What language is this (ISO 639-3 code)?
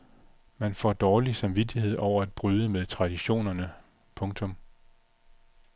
dan